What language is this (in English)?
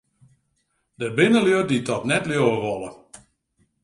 Western Frisian